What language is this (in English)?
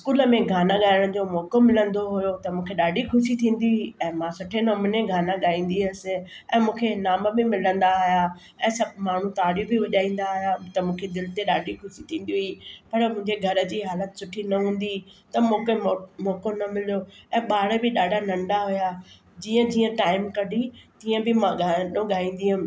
Sindhi